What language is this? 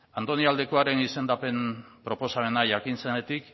Basque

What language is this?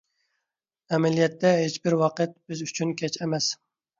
Uyghur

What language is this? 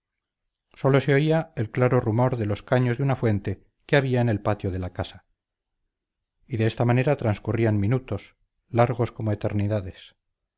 Spanish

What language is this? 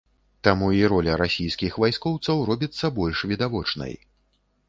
Belarusian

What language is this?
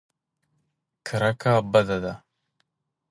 Pashto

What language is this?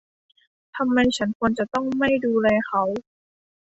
Thai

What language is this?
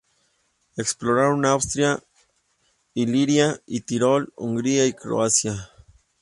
Spanish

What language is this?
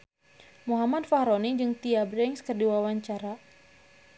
Sundanese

